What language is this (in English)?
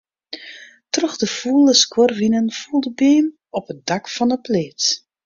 Western Frisian